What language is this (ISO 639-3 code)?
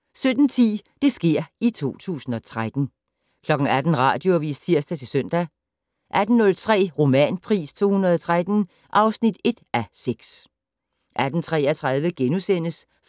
dan